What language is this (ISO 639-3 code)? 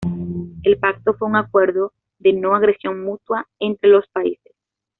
spa